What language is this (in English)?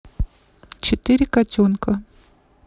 Russian